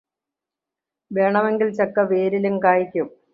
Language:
Malayalam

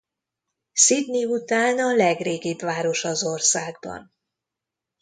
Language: Hungarian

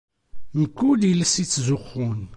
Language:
Kabyle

